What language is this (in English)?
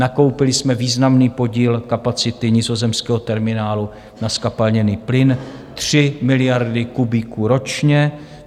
Czech